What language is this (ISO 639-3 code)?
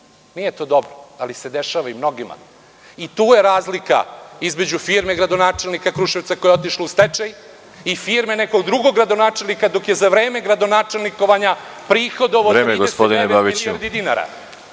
srp